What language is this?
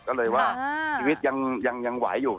Thai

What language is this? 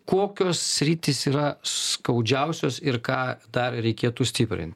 Lithuanian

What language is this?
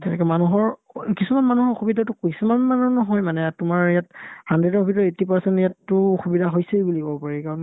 Assamese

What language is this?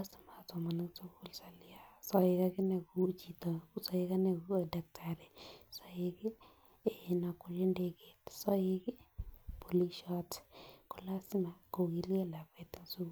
Kalenjin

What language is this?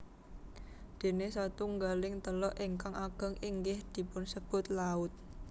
Javanese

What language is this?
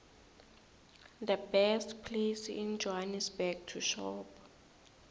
South Ndebele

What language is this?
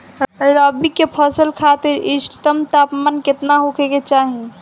Bhojpuri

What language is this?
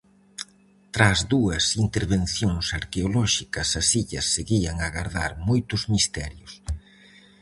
Galician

